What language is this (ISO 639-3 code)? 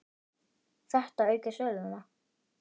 isl